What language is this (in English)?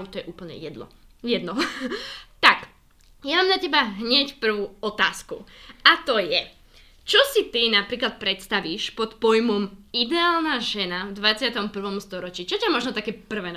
Slovak